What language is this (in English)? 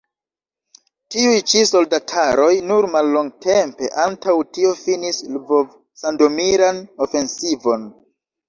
Esperanto